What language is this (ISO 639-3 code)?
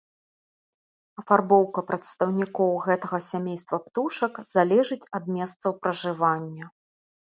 bel